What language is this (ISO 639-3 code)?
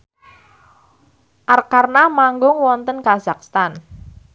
jav